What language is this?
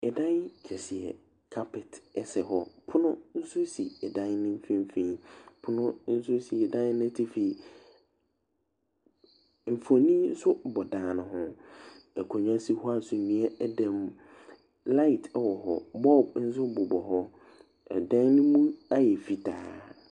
Akan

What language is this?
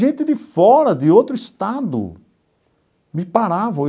Portuguese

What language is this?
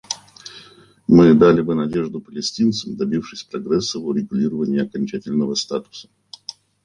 Russian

